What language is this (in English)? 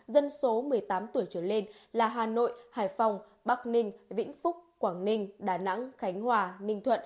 Vietnamese